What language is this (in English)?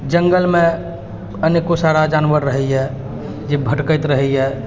Maithili